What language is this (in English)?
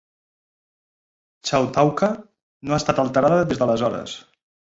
Catalan